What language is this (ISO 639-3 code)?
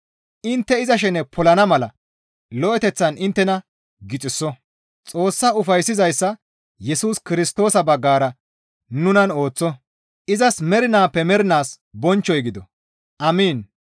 gmv